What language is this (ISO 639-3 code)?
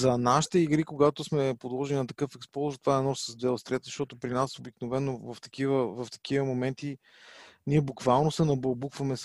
bul